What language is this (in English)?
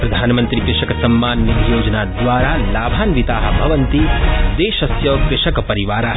Sanskrit